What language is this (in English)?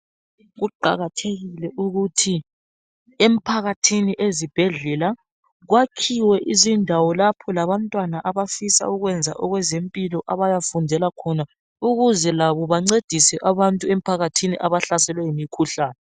North Ndebele